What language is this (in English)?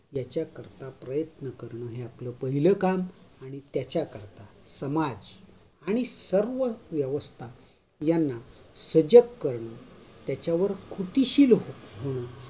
Marathi